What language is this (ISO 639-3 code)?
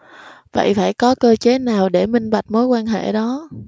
vie